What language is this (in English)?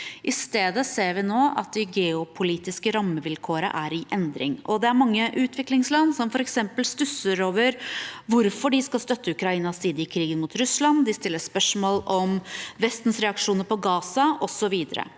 Norwegian